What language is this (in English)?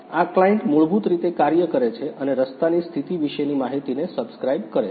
Gujarati